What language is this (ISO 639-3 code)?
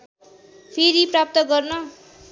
nep